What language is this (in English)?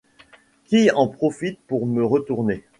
French